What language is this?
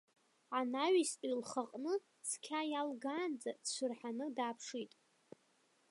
Abkhazian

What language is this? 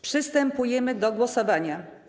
Polish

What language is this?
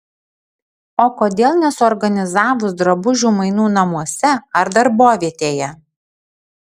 Lithuanian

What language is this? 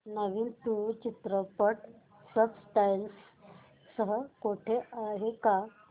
Marathi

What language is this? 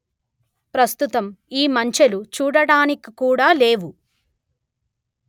Telugu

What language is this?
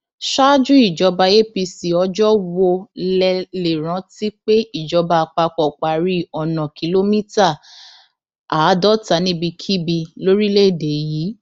Yoruba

